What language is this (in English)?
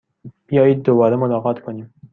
Persian